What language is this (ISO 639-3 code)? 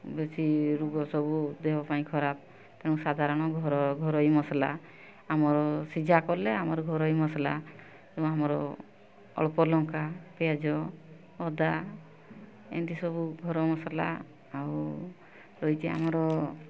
ori